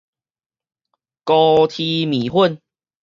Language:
Min Nan Chinese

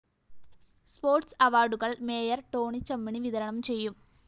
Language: Malayalam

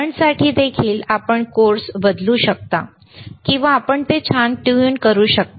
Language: Marathi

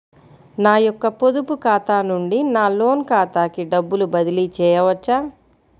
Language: Telugu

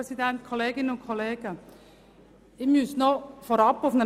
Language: Swiss German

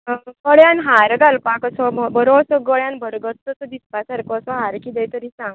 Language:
Konkani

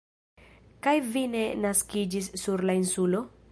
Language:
Esperanto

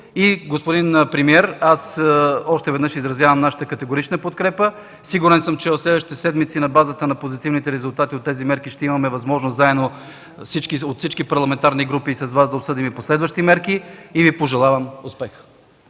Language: Bulgarian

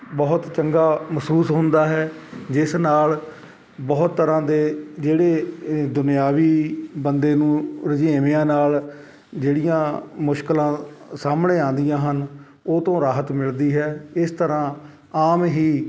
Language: Punjabi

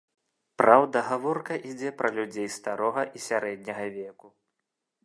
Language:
Belarusian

